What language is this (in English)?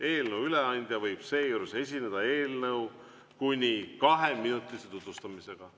Estonian